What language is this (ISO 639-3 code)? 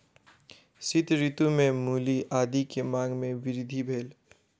mai